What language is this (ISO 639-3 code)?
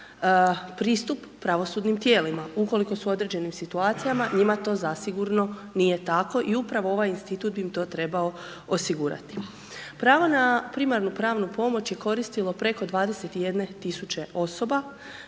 hrv